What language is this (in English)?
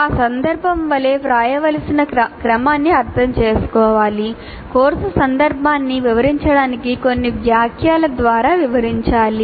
Telugu